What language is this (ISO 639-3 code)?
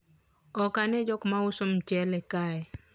luo